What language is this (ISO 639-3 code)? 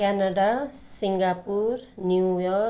nep